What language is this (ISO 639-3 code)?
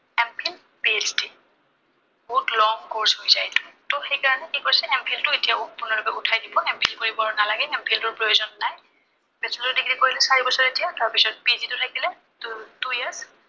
asm